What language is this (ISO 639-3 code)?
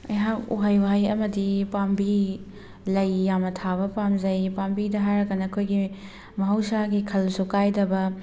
mni